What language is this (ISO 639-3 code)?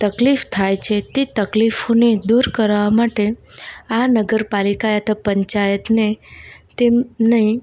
guj